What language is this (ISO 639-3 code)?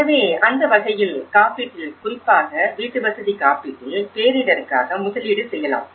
tam